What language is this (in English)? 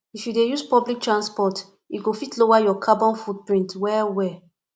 Nigerian Pidgin